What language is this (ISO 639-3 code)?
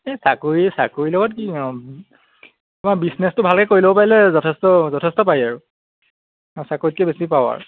asm